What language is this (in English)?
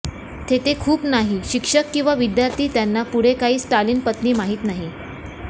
Marathi